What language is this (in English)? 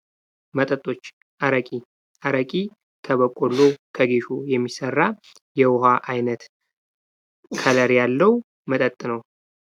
Amharic